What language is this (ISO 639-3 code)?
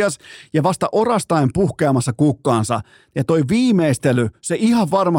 fin